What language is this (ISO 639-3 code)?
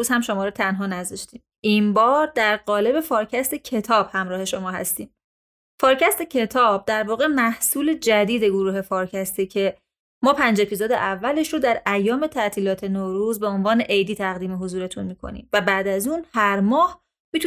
fas